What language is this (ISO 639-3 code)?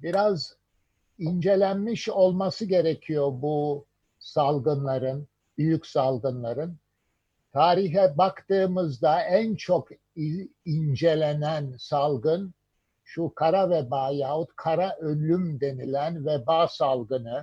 tur